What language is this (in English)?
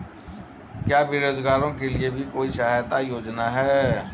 Hindi